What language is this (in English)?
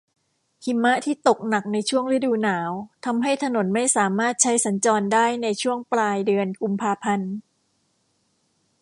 Thai